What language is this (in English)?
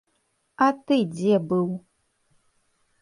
Belarusian